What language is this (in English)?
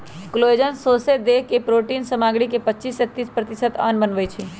Magahi